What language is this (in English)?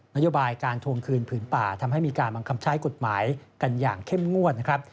Thai